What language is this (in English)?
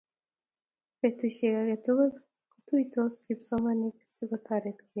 Kalenjin